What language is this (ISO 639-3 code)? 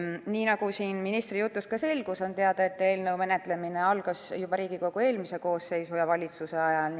est